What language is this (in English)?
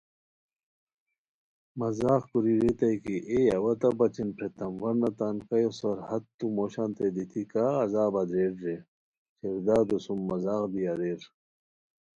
Khowar